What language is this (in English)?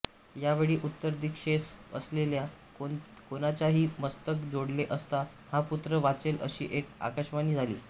Marathi